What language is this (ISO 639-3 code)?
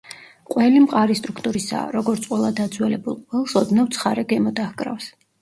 kat